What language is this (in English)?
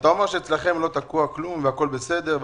Hebrew